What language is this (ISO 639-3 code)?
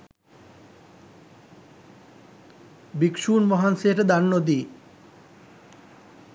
sin